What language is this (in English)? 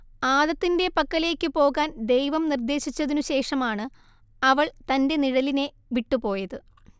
Malayalam